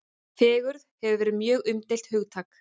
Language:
Icelandic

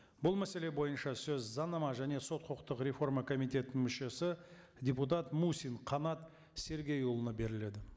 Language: Kazakh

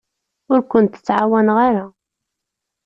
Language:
Kabyle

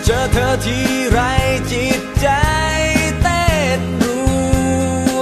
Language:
Thai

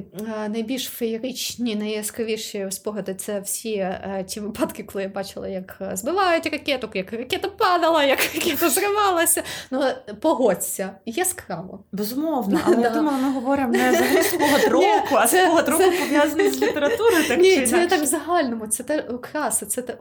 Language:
Ukrainian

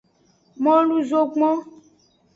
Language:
Aja (Benin)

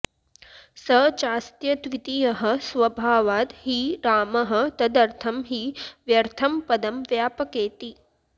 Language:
Sanskrit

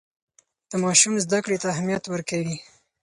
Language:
Pashto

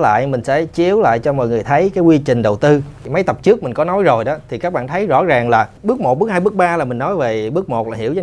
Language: Vietnamese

